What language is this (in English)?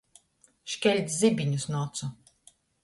Latgalian